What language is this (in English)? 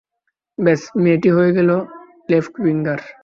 Bangla